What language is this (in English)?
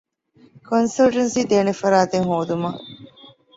Divehi